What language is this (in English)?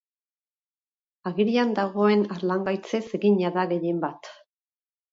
Basque